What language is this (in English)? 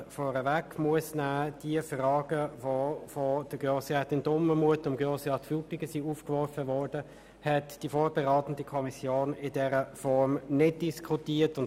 Swiss German